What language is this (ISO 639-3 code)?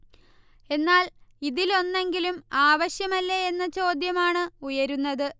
mal